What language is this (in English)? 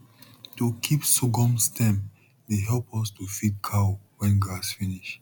Nigerian Pidgin